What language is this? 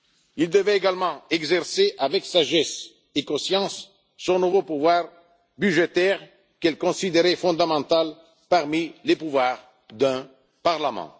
French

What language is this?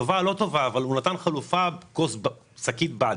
Hebrew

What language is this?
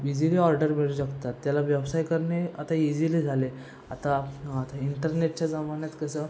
Marathi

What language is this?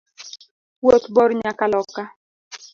Luo (Kenya and Tanzania)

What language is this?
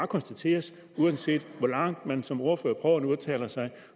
Danish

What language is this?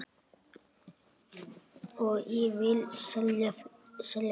Icelandic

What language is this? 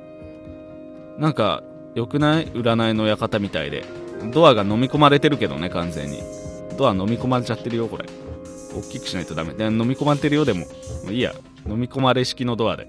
Japanese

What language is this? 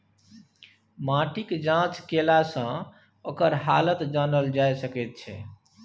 Maithili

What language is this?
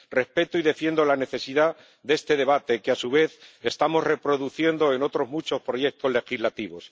Spanish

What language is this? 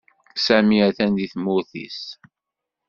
Kabyle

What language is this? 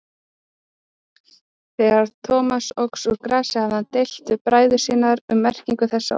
Icelandic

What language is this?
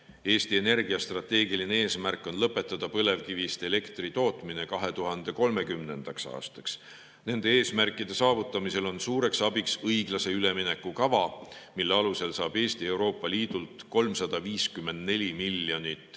Estonian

